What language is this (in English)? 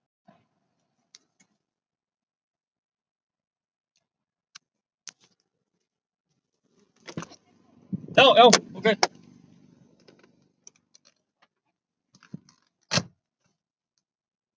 Icelandic